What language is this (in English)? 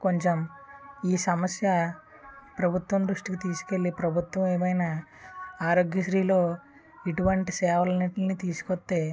Telugu